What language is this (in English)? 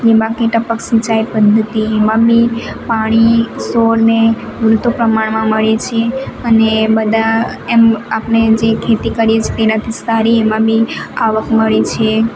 Gujarati